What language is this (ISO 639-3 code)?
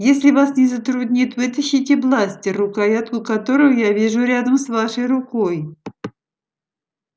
rus